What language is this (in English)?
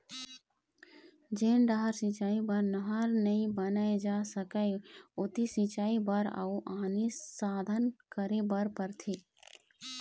Chhattisgarhi